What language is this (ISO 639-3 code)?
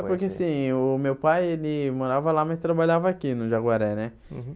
por